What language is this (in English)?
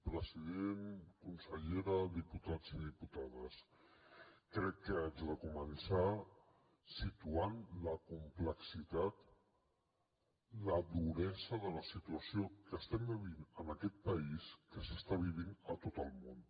Catalan